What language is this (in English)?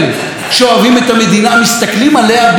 Hebrew